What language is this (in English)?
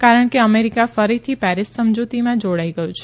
Gujarati